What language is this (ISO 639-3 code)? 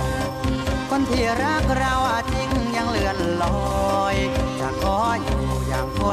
tha